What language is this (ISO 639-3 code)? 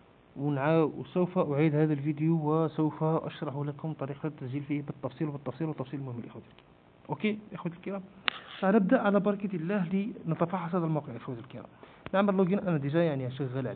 ara